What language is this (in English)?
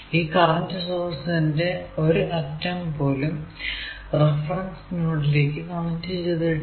Malayalam